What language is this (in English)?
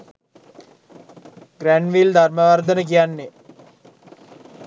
Sinhala